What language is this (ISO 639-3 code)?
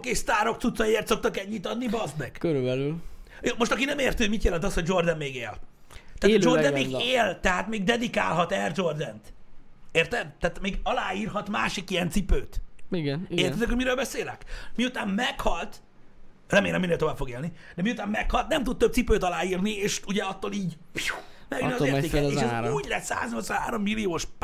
hun